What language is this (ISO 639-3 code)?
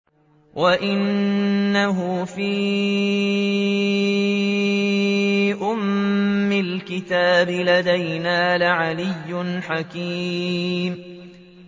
ara